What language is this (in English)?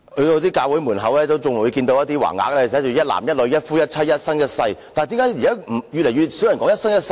Cantonese